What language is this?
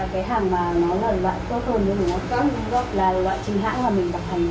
Vietnamese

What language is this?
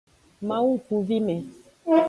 Aja (Benin)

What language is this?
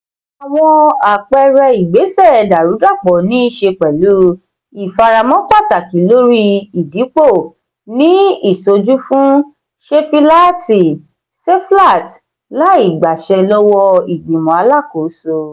Yoruba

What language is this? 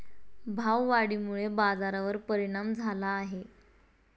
Marathi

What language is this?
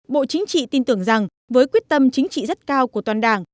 Vietnamese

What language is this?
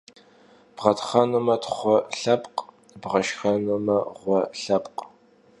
Kabardian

